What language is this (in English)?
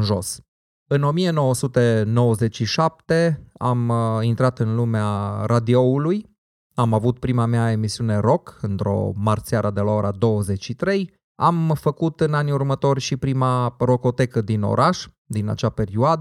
Romanian